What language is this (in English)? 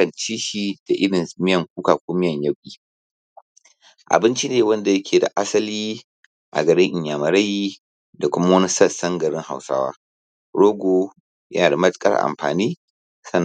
Hausa